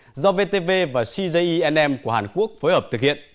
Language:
Vietnamese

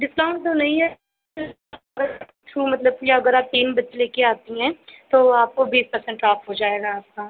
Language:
Hindi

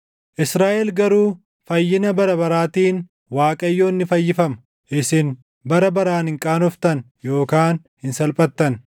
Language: Oromo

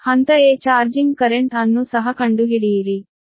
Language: Kannada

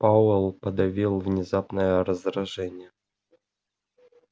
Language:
Russian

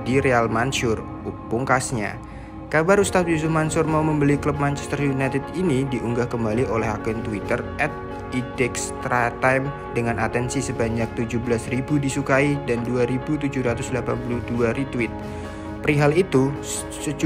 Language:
Indonesian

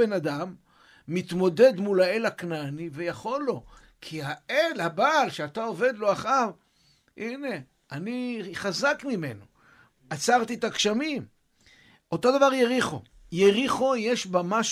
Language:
Hebrew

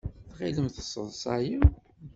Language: Kabyle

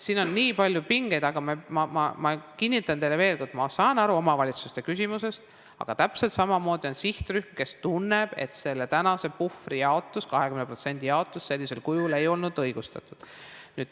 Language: Estonian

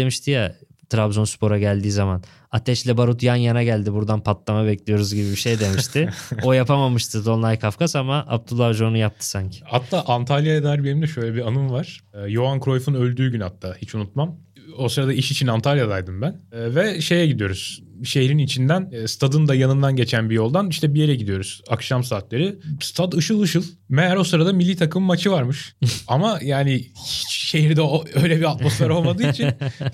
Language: Turkish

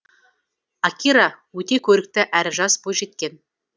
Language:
Kazakh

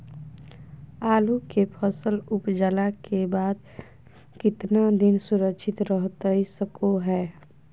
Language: Magahi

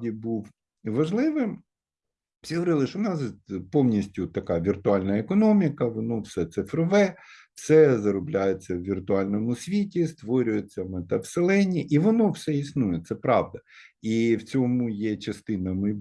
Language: Ukrainian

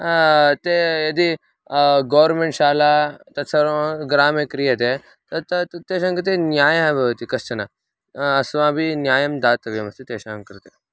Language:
Sanskrit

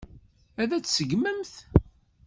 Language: Kabyle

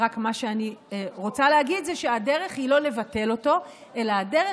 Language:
Hebrew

